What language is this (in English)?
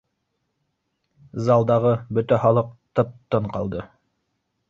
Bashkir